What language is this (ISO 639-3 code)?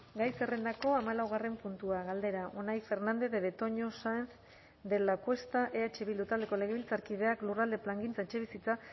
eus